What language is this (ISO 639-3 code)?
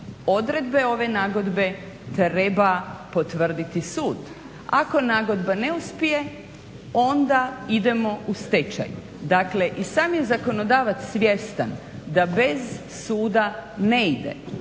hrv